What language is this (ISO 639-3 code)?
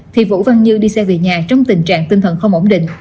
vie